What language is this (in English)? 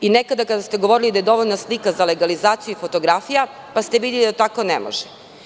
Serbian